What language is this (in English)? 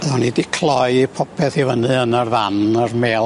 Welsh